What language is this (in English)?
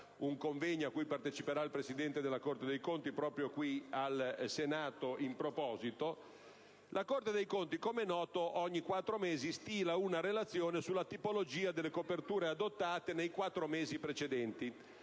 Italian